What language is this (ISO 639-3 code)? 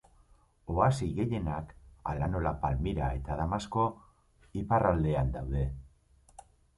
eus